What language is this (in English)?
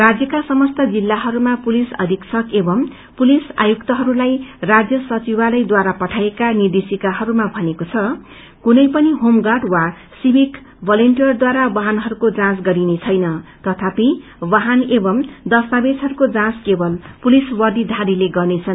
Nepali